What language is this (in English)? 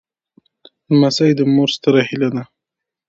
Pashto